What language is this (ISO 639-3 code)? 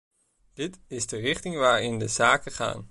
nld